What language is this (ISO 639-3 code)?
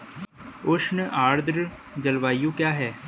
hin